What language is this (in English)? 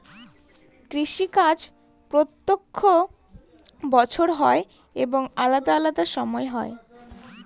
Bangla